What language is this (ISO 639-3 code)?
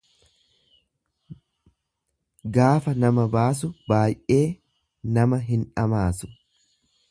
orm